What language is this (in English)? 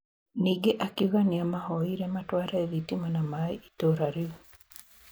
Kikuyu